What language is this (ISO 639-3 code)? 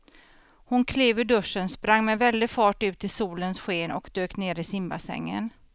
swe